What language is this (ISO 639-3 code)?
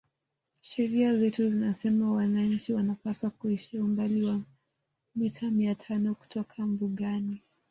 swa